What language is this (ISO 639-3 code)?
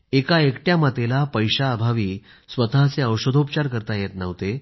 mar